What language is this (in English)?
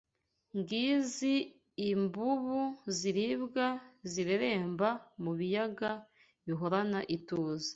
Kinyarwanda